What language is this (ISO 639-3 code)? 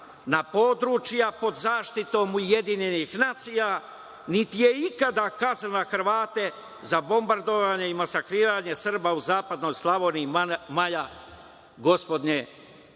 srp